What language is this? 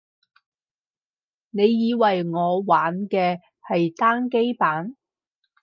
Cantonese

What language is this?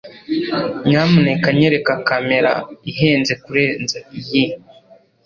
Kinyarwanda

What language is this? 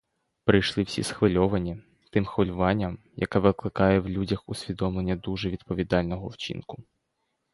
Ukrainian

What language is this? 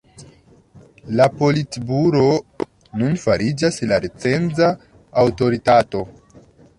Esperanto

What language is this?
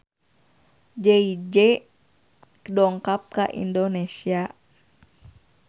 Sundanese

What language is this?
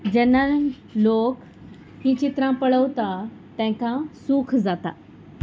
Konkani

